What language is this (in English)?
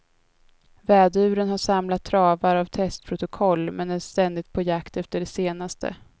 Swedish